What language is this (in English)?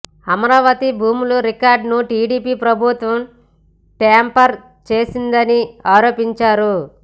Telugu